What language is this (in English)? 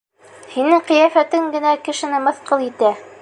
Bashkir